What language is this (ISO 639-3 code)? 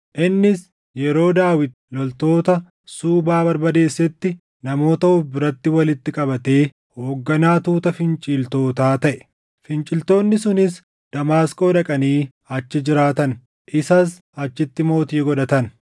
orm